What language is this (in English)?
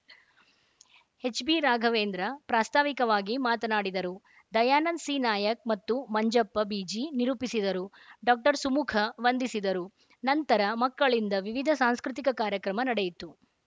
Kannada